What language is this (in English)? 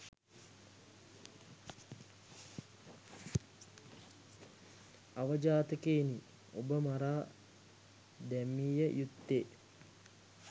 Sinhala